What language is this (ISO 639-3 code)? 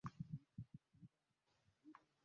lug